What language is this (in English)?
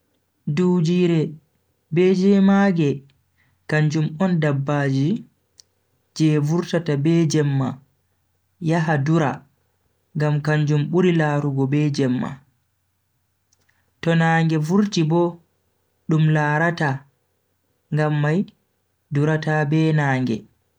Bagirmi Fulfulde